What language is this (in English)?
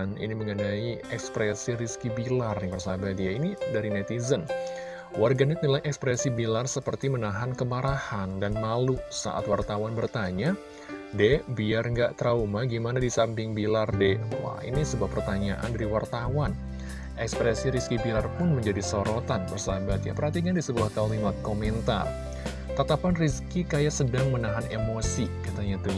Indonesian